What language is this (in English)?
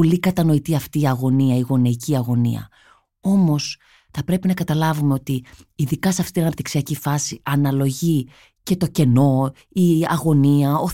Greek